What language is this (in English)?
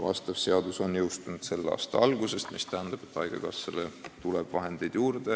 Estonian